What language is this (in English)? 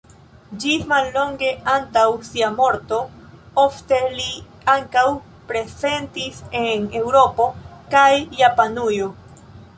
Esperanto